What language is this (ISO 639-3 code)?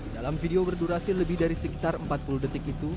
ind